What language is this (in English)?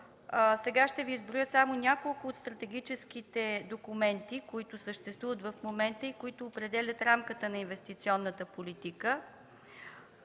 Bulgarian